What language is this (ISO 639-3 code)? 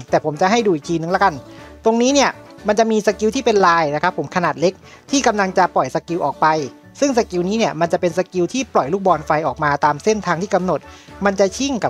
tha